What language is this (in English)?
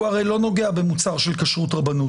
Hebrew